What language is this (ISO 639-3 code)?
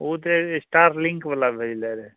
mai